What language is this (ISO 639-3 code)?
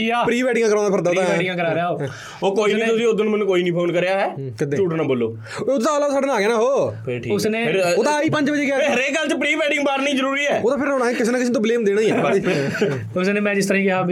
pan